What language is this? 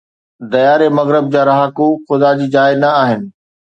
Sindhi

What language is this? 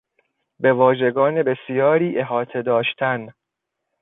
Persian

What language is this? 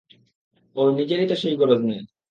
Bangla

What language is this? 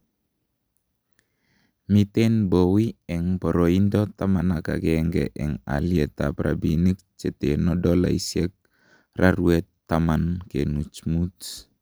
Kalenjin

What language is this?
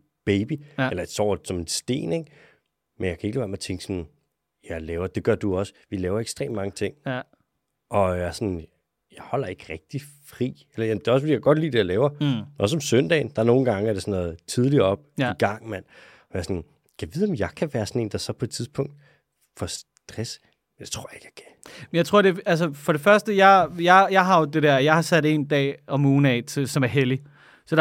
Danish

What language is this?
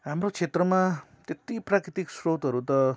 Nepali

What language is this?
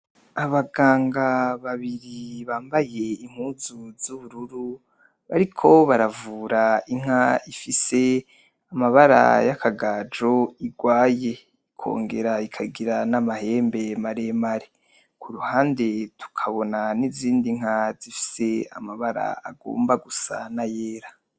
Rundi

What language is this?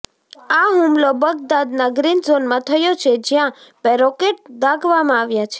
Gujarati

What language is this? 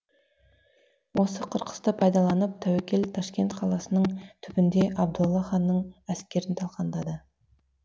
Kazakh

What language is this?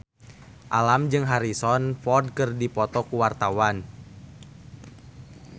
Sundanese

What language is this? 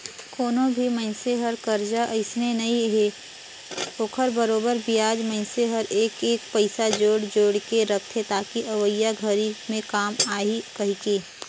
Chhattisgarhi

